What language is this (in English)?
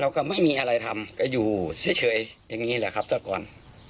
Thai